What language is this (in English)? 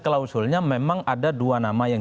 Indonesian